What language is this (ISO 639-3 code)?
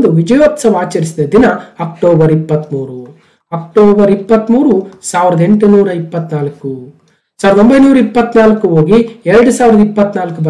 kan